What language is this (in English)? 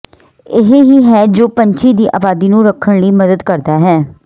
Punjabi